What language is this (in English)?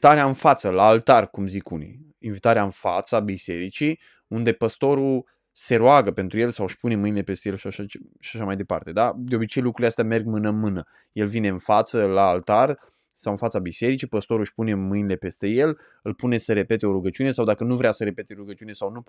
Romanian